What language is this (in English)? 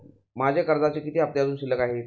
Marathi